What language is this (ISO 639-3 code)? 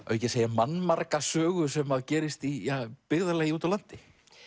isl